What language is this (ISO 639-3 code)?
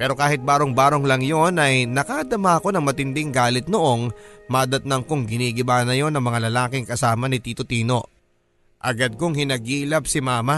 fil